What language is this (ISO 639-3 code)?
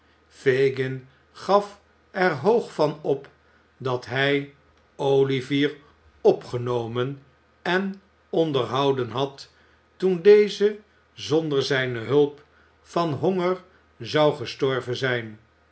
nld